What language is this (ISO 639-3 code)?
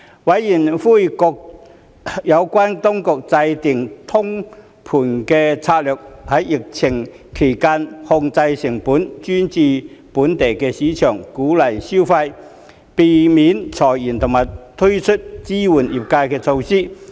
yue